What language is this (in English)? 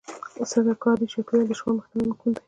Pashto